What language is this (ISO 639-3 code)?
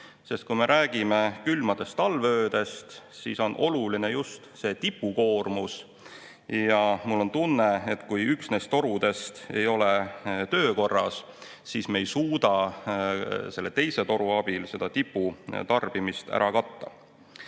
est